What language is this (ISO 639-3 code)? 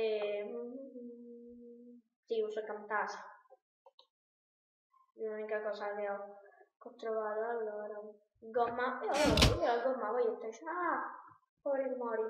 ita